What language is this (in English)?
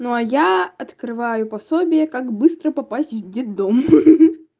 Russian